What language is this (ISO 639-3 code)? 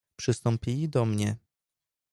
pol